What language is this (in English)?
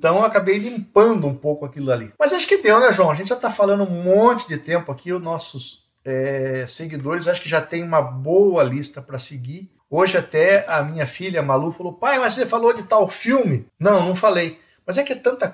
Portuguese